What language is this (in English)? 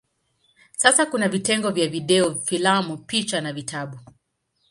Swahili